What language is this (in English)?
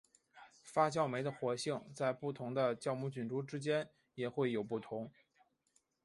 Chinese